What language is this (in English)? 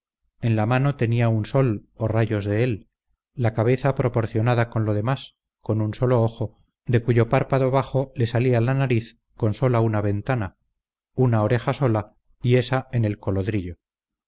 Spanish